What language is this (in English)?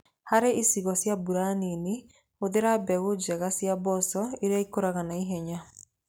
Kikuyu